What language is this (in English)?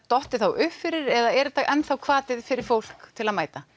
Icelandic